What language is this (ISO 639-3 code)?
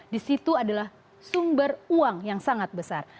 ind